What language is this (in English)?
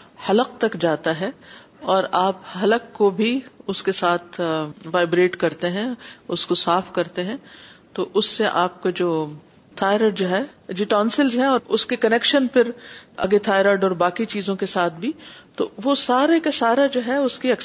Urdu